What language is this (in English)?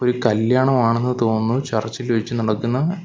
Malayalam